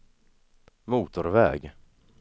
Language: Swedish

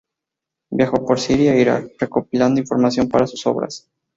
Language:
Spanish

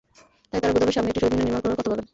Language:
Bangla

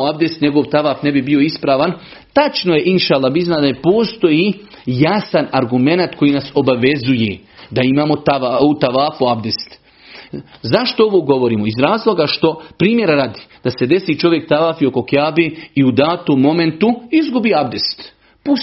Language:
Croatian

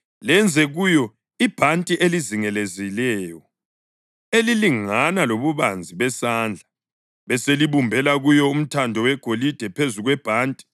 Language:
North Ndebele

